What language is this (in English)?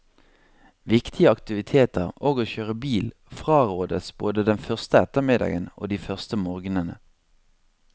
Norwegian